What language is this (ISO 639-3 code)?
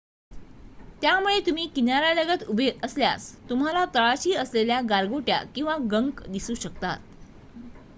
mar